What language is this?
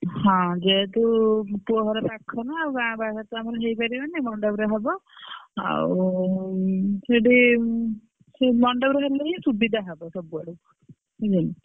Odia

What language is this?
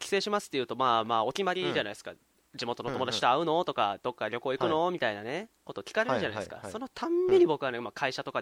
Japanese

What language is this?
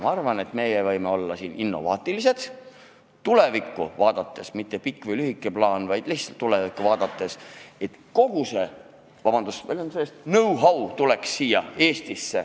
Estonian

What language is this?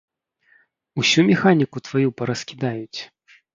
Belarusian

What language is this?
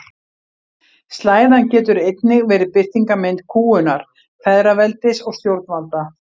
Icelandic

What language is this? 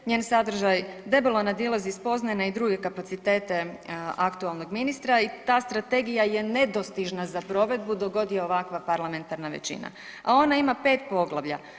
Croatian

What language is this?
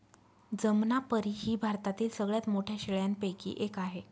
Marathi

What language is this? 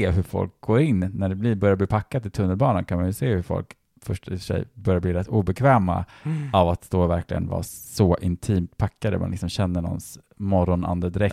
Swedish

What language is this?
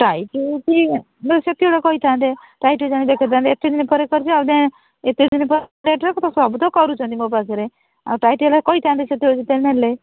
Odia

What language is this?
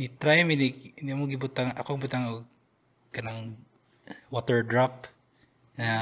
Filipino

